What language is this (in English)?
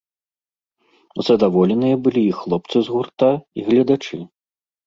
Belarusian